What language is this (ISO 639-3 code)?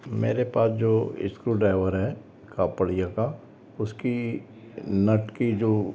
hin